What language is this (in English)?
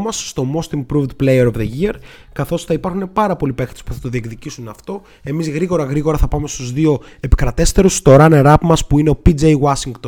Greek